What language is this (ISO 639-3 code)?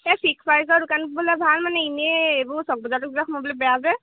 asm